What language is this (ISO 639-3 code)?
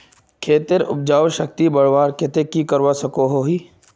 mag